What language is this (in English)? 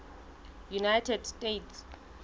Southern Sotho